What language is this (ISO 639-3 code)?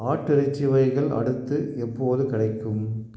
tam